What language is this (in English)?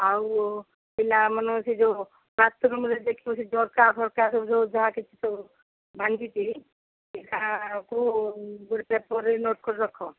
Odia